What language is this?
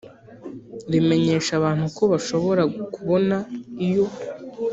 Kinyarwanda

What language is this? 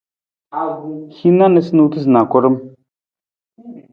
Nawdm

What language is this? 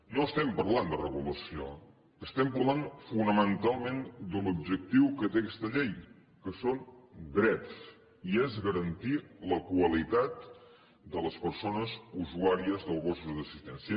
Catalan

